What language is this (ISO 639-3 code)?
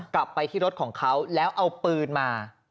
tha